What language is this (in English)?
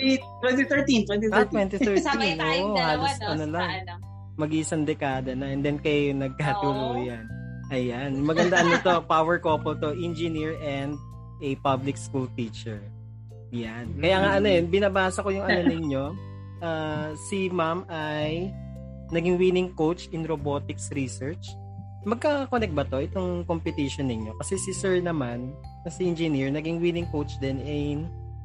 Filipino